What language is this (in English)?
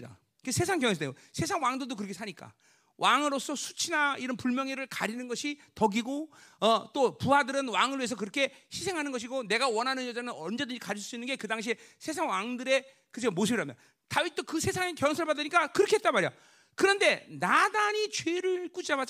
Korean